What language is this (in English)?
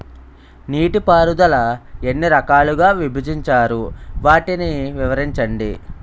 Telugu